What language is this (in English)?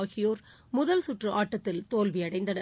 Tamil